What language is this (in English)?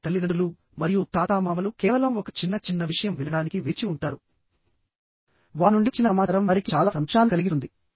Telugu